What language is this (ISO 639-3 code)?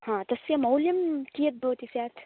san